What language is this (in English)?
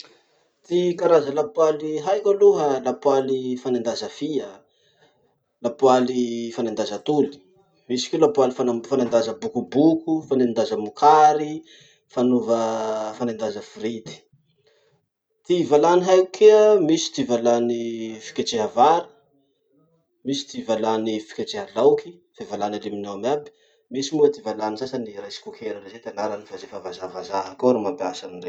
Masikoro Malagasy